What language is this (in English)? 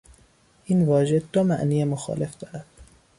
Persian